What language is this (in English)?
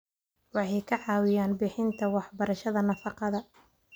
Somali